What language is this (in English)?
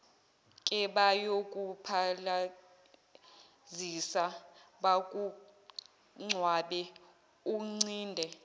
Zulu